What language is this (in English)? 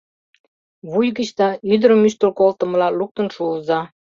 Mari